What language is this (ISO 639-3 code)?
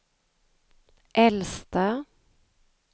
swe